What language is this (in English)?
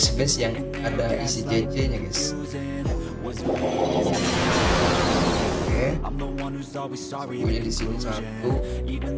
Indonesian